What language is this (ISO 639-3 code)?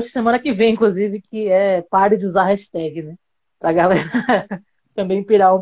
por